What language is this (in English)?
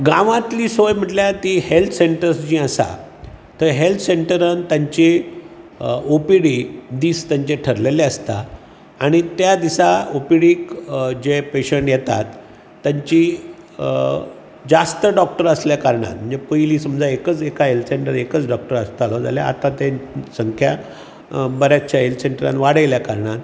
Konkani